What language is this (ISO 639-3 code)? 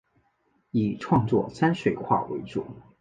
zho